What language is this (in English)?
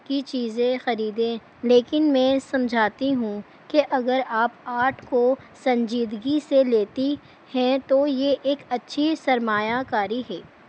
Urdu